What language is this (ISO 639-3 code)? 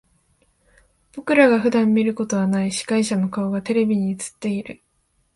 jpn